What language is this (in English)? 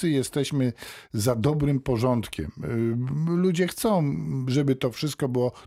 Polish